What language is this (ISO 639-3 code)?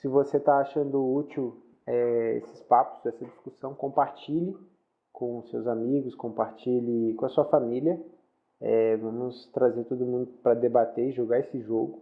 por